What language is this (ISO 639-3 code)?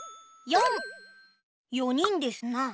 jpn